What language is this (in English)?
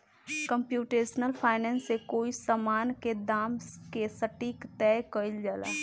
Bhojpuri